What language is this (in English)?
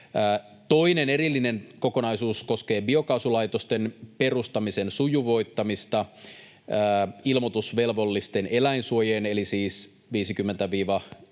Finnish